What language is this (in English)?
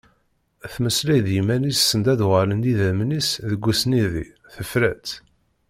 Kabyle